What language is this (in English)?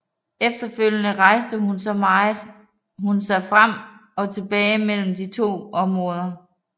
Danish